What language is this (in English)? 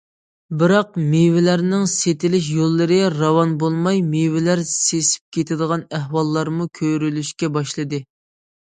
Uyghur